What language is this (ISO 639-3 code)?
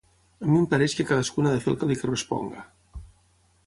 cat